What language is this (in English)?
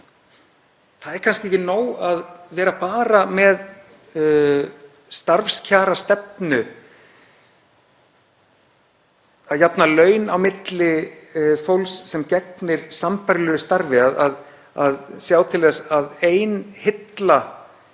Icelandic